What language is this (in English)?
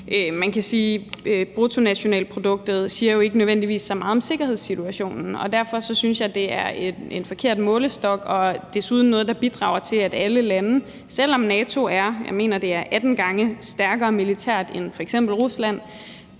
Danish